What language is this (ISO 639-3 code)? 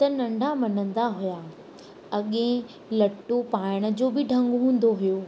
snd